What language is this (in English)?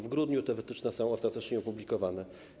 Polish